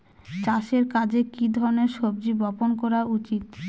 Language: Bangla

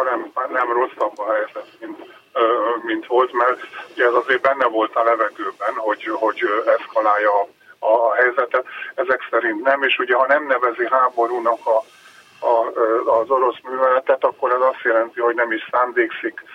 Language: Hungarian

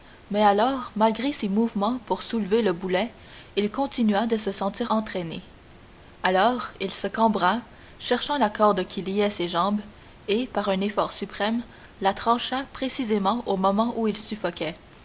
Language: French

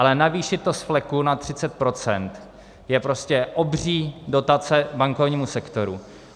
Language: Czech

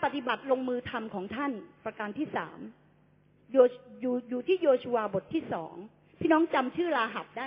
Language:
Thai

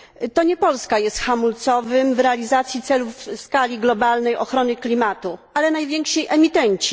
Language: Polish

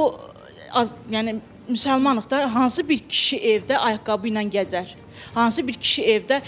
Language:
Turkish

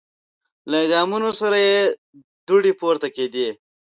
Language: Pashto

